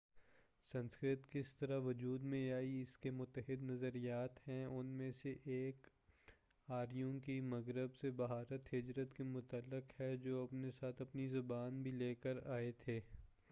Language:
Urdu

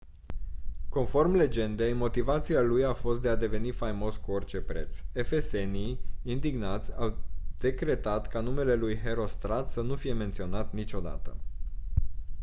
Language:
Romanian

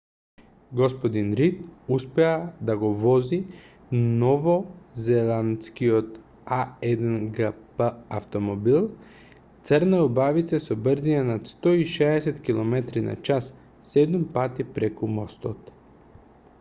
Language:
Macedonian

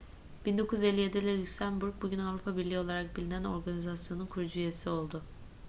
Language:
Turkish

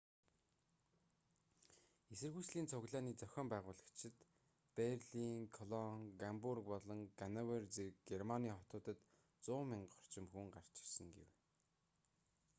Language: Mongolian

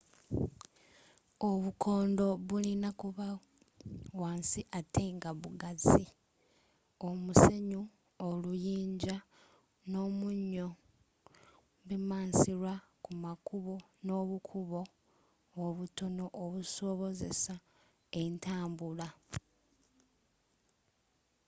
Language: Ganda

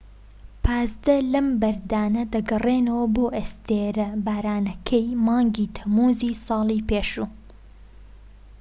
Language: Central Kurdish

